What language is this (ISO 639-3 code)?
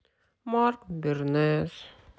rus